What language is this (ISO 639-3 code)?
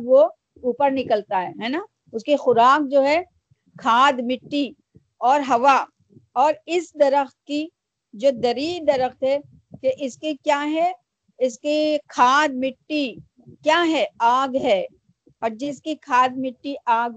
urd